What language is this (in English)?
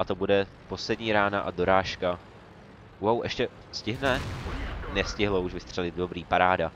Czech